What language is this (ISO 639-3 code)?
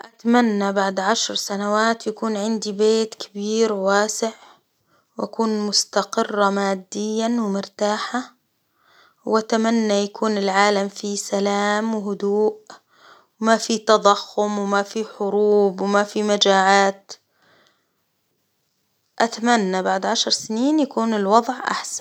acw